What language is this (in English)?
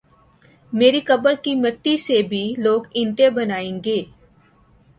Urdu